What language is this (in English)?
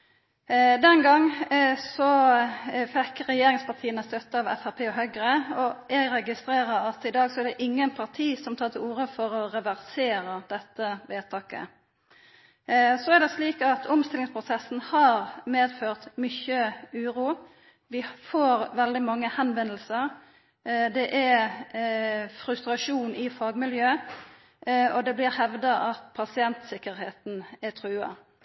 Norwegian Nynorsk